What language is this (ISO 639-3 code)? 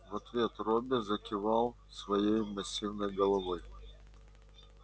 rus